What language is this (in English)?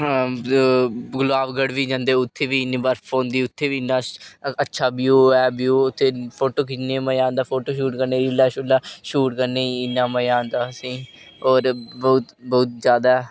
Dogri